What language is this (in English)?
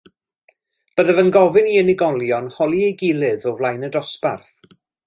Welsh